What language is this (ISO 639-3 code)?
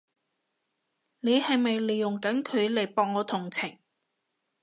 yue